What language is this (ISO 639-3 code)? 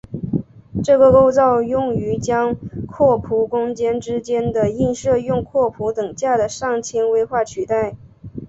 zho